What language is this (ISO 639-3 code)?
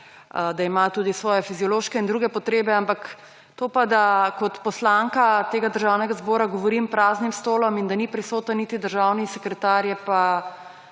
slv